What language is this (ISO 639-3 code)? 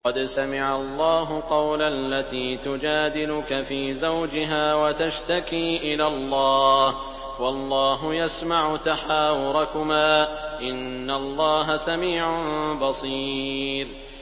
ara